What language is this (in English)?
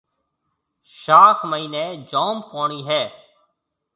Marwari (Pakistan)